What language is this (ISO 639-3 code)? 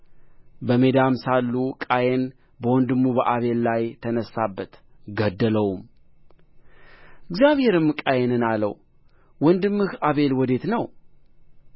amh